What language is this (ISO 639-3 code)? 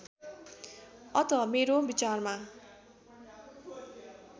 nep